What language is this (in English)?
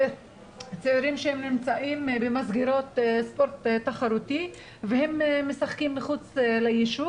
Hebrew